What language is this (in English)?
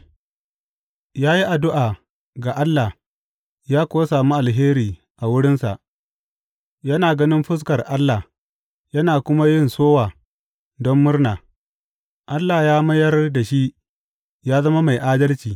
Hausa